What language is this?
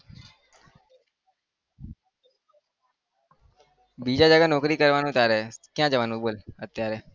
Gujarati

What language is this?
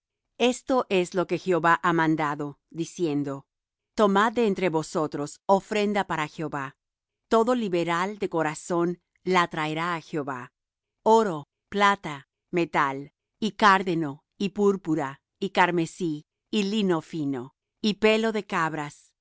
Spanish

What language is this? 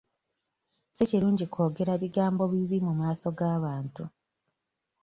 Ganda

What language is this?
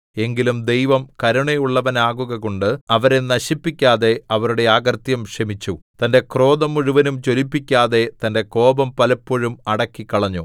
Malayalam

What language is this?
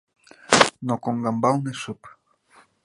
Mari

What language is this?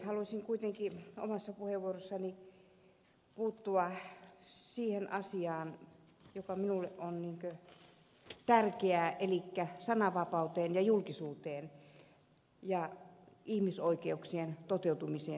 Finnish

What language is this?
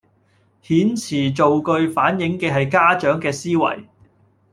Cantonese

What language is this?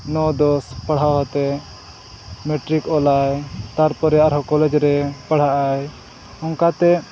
Santali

